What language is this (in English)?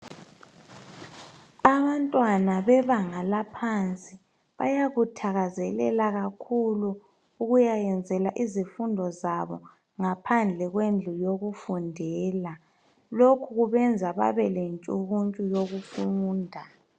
North Ndebele